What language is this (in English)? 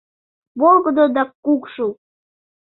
Mari